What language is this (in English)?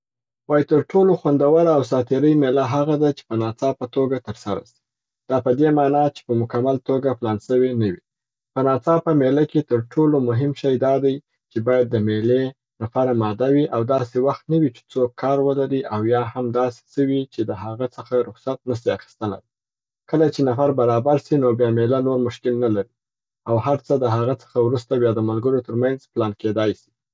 Southern Pashto